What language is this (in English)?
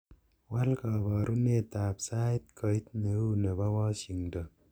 Kalenjin